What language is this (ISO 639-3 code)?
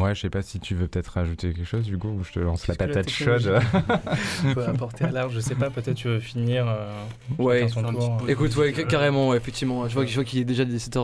fra